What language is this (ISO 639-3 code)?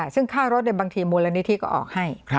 tha